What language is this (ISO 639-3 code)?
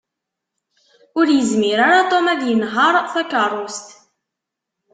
kab